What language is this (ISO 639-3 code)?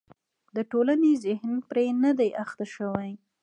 pus